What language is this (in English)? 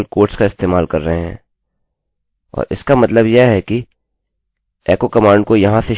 Hindi